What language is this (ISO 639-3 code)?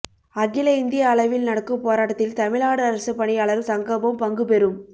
tam